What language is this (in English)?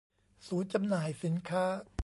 Thai